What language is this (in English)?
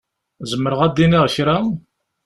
Kabyle